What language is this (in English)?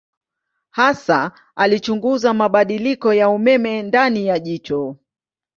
Swahili